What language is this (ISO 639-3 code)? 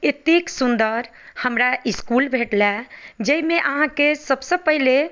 mai